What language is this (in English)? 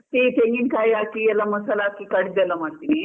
Kannada